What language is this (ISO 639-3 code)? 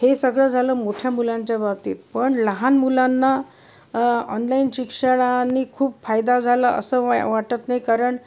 mar